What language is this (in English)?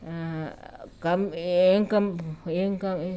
Telugu